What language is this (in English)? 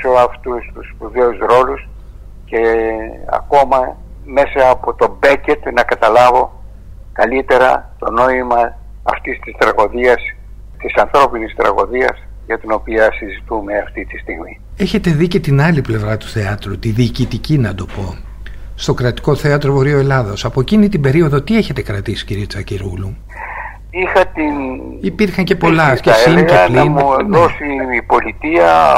Greek